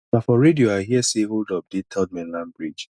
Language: Nigerian Pidgin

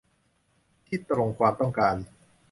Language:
Thai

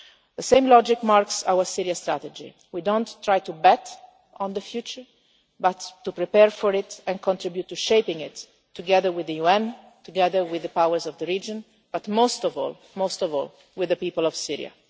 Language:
English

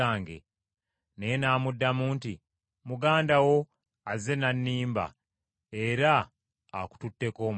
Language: Ganda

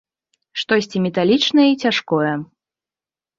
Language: Belarusian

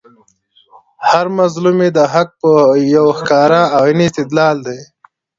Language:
Pashto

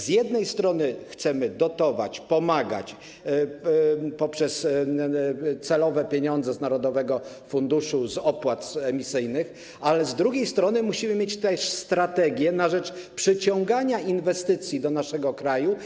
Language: Polish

